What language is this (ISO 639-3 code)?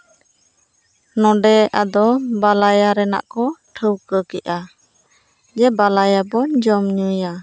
sat